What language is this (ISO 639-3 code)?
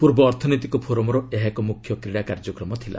ori